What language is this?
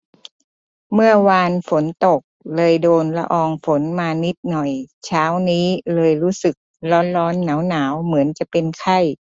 Thai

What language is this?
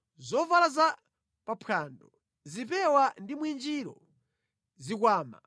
Nyanja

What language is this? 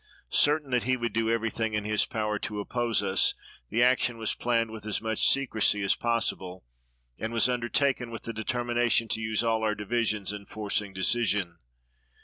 English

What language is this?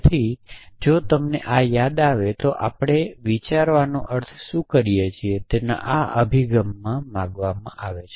Gujarati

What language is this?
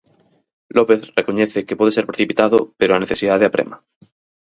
Galician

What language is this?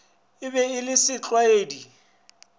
Northern Sotho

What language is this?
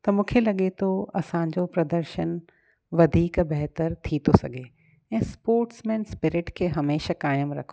Sindhi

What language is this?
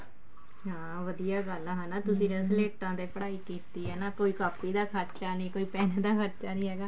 Punjabi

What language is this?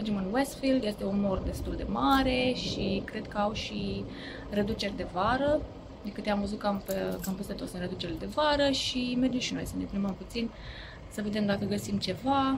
Romanian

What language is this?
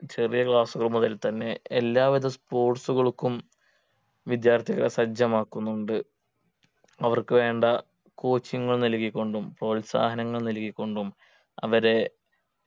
Malayalam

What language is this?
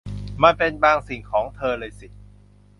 Thai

